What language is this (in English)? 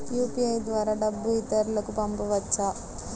Telugu